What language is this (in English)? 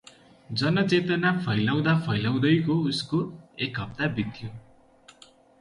Nepali